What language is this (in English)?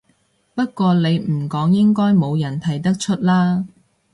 Cantonese